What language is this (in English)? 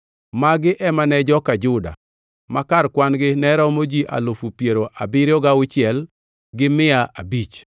Luo (Kenya and Tanzania)